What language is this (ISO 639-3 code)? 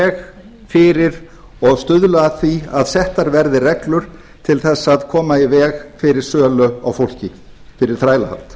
isl